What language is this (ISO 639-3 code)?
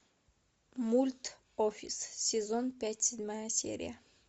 rus